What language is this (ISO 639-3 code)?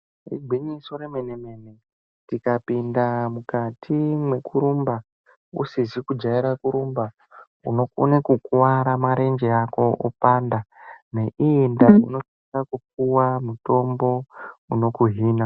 ndc